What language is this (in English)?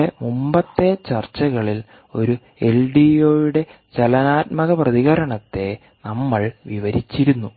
Malayalam